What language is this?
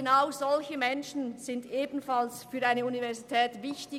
Swiss German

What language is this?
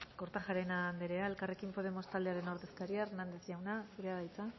Basque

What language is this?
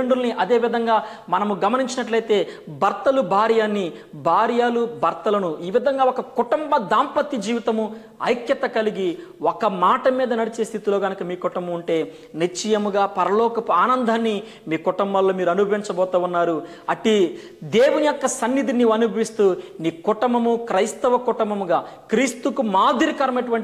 Telugu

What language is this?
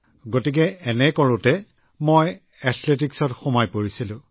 Assamese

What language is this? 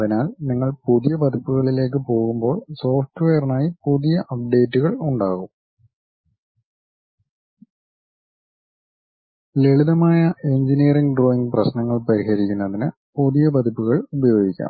Malayalam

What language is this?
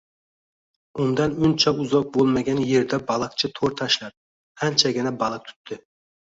Uzbek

